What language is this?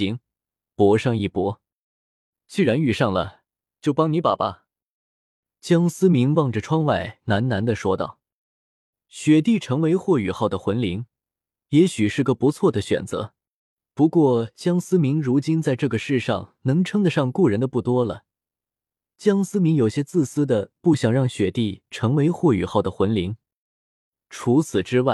Chinese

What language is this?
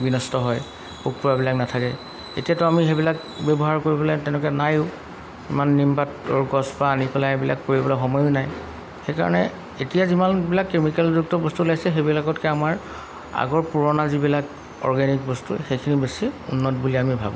Assamese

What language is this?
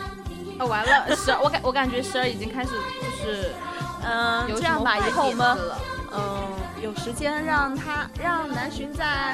Chinese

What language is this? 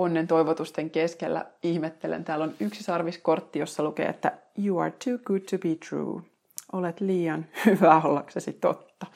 Finnish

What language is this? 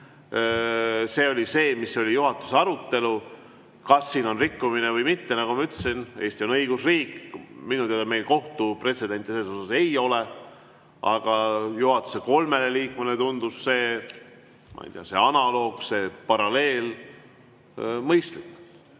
Estonian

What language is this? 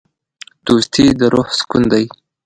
Pashto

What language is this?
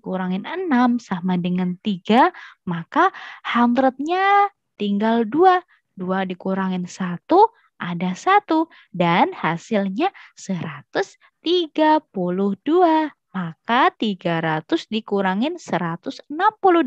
Indonesian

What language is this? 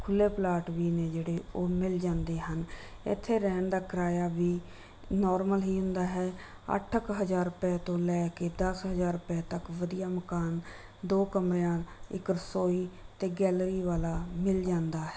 Punjabi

